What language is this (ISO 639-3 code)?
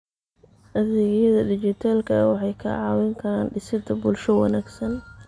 som